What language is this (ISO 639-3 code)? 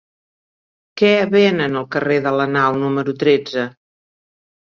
cat